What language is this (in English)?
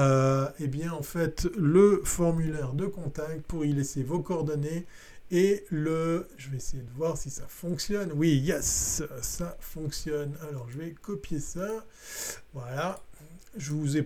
French